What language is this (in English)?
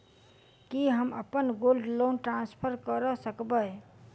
Maithili